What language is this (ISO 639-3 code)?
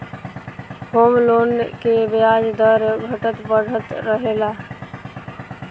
bho